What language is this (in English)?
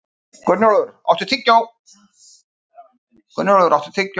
Icelandic